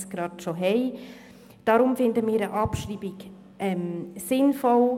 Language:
Swiss German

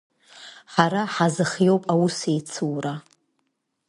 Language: Abkhazian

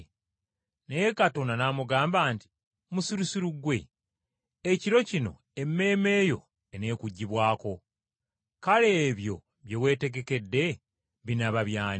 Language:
Ganda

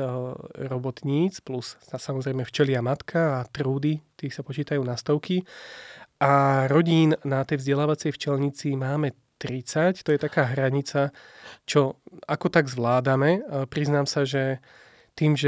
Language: Slovak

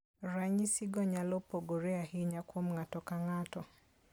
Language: Luo (Kenya and Tanzania)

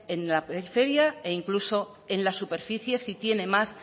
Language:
Spanish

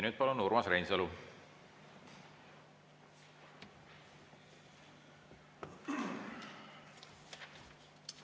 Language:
Estonian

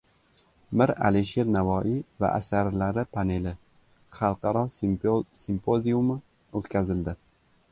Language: Uzbek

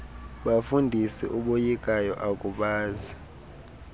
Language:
Xhosa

